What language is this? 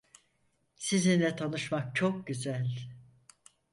Turkish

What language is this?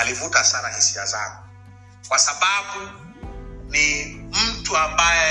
Swahili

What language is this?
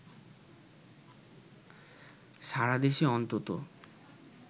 Bangla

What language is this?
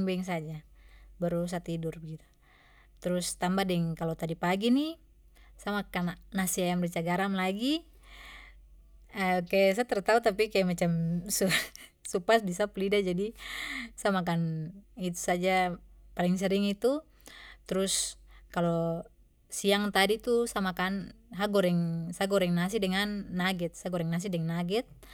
Papuan Malay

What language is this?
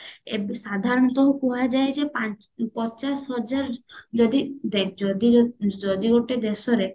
Odia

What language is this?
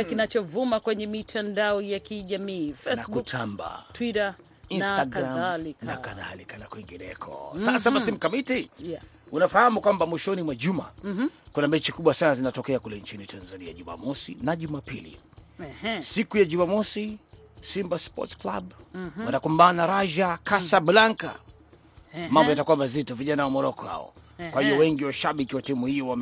Swahili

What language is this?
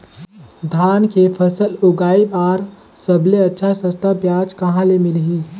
Chhattisgarhi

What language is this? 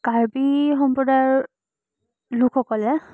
Assamese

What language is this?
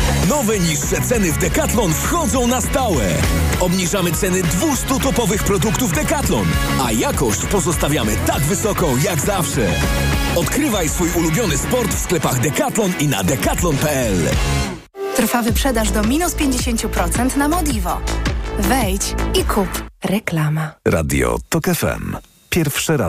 Polish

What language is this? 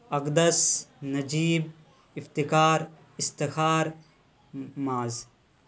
Urdu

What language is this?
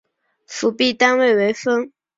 Chinese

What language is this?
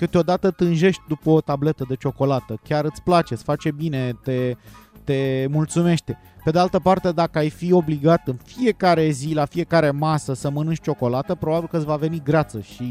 Romanian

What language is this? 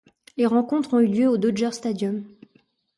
French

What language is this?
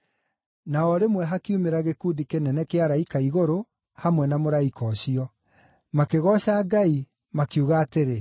Kikuyu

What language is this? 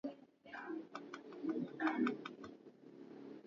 Swahili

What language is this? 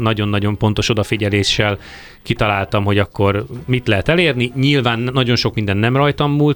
Hungarian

